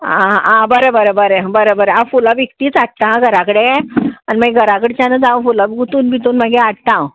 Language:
Konkani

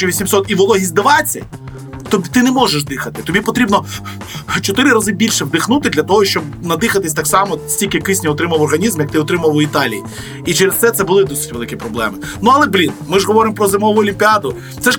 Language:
Ukrainian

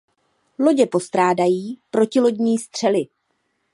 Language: Czech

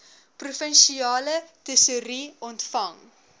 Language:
Afrikaans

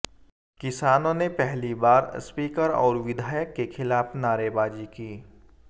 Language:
Hindi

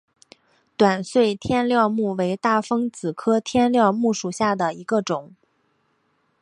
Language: Chinese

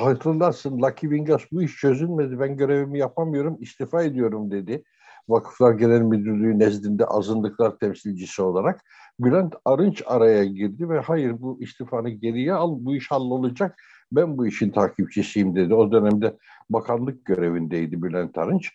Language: Turkish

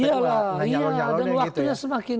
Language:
Indonesian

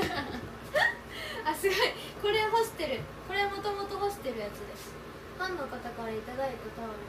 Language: Japanese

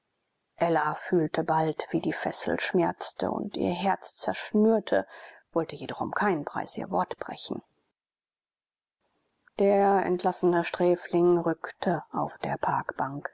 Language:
German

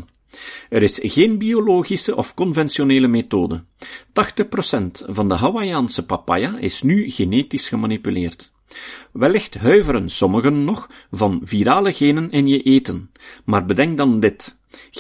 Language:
Dutch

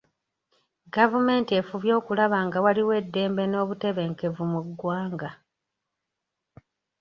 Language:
Ganda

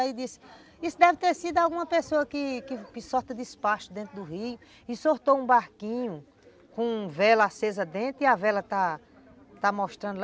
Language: Portuguese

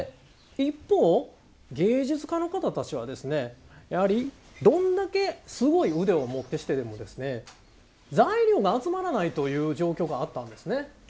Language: Japanese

